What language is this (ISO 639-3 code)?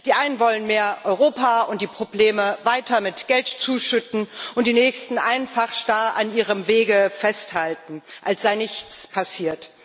deu